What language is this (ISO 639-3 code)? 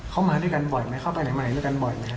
tha